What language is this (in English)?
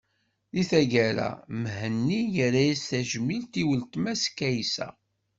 Kabyle